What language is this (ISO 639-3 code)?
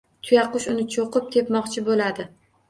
uzb